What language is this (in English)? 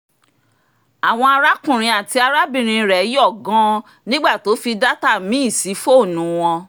Yoruba